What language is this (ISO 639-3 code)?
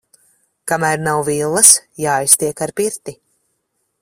lav